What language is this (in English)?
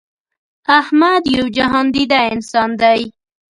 Pashto